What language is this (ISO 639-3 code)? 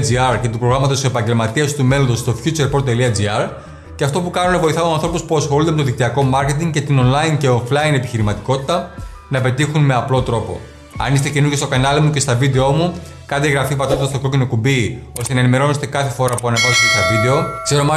ell